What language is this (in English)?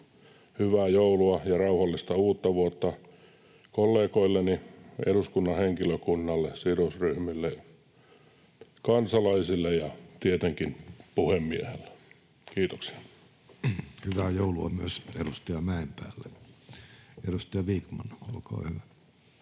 Finnish